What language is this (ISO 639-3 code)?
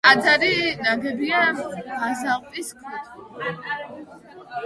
kat